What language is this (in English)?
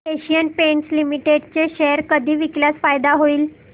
Marathi